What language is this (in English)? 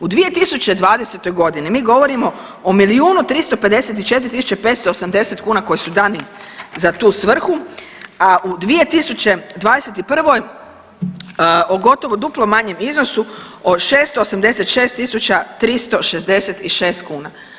Croatian